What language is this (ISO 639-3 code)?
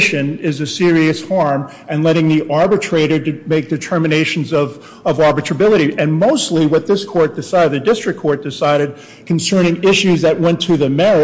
eng